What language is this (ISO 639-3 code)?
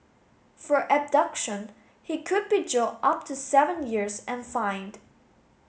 eng